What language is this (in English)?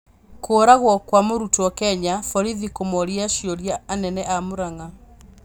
Kikuyu